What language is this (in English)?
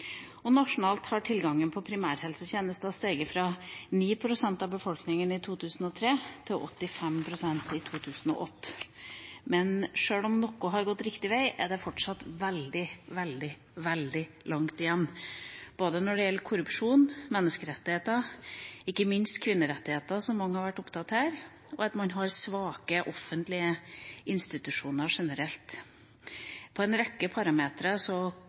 Norwegian Bokmål